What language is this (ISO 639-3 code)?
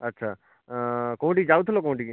ori